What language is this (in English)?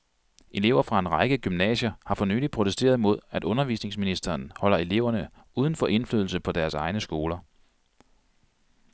Danish